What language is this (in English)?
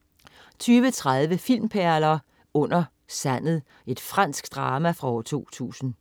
Danish